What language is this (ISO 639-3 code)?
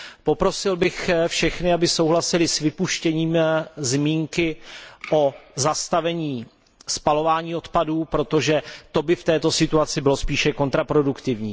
ces